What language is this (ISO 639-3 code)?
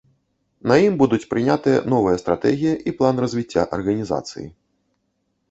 bel